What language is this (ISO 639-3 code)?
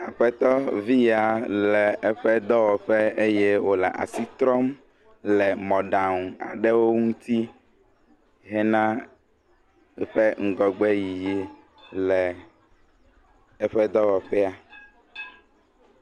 ewe